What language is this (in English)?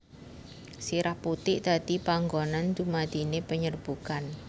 Javanese